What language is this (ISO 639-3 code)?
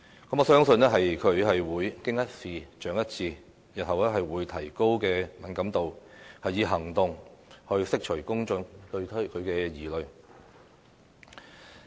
yue